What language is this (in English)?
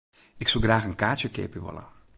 Western Frisian